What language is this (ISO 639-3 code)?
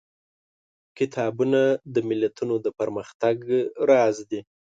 pus